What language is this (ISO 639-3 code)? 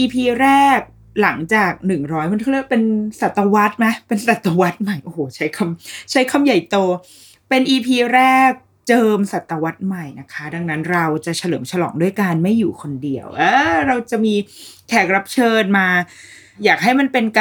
tha